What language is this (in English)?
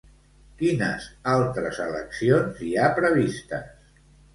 Catalan